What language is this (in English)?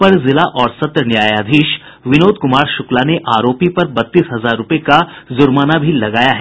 Hindi